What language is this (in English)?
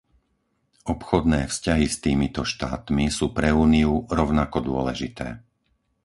Slovak